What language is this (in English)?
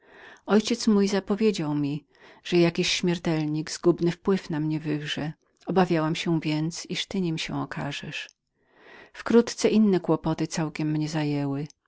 Polish